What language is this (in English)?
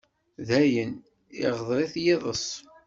Kabyle